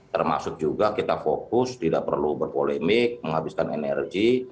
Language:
Indonesian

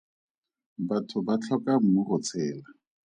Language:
Tswana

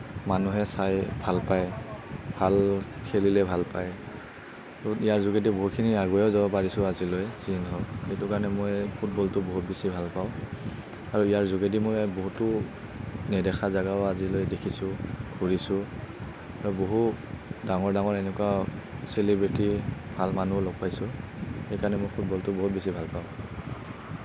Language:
Assamese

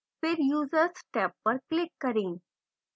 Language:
Hindi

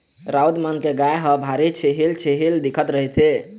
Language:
Chhattisgarhi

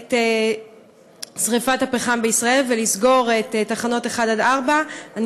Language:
Hebrew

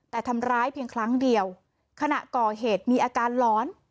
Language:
Thai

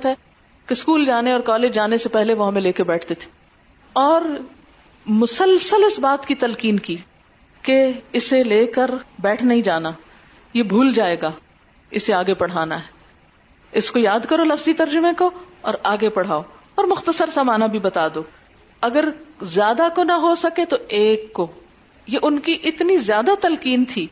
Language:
Urdu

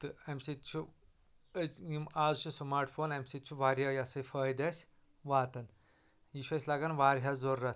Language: Kashmiri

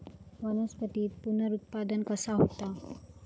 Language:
Marathi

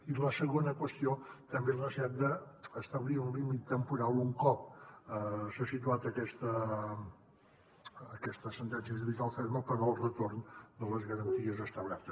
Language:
Catalan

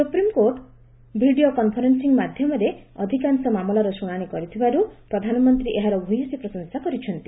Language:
Odia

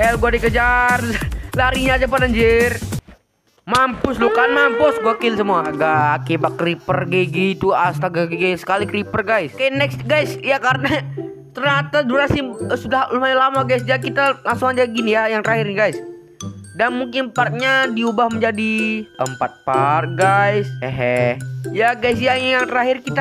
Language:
Indonesian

